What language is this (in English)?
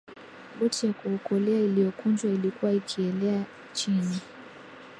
Swahili